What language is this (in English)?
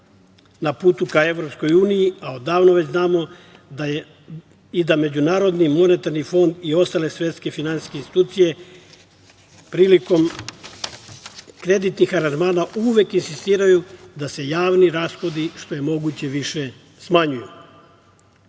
Serbian